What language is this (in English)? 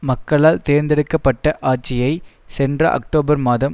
Tamil